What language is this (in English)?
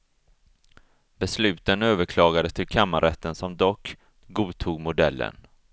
Swedish